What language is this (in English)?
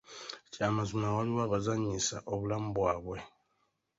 Ganda